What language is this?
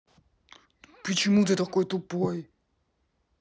Russian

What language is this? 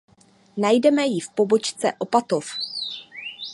Czech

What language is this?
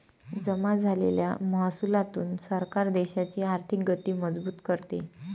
Marathi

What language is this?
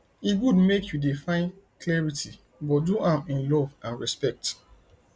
Nigerian Pidgin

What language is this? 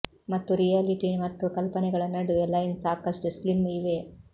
Kannada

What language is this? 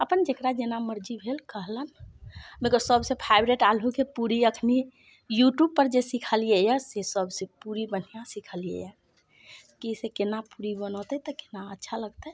Maithili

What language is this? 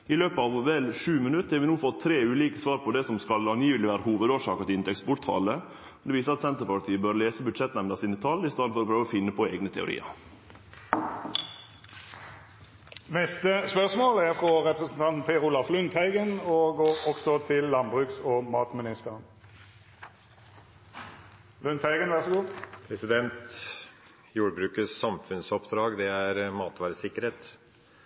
Norwegian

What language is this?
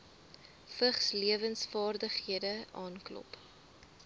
Afrikaans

